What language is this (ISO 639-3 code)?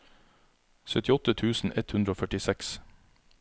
nor